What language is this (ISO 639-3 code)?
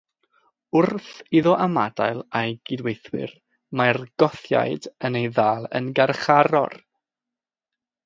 cym